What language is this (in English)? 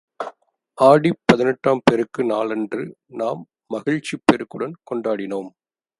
Tamil